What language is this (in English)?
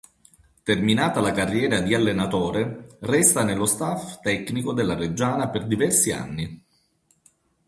Italian